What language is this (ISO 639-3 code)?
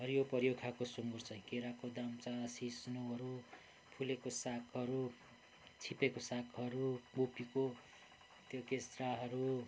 nep